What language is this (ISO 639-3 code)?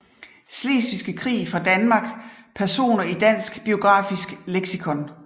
dan